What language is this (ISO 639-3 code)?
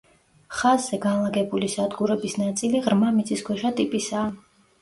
kat